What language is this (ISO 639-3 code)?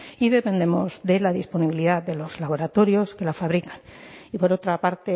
spa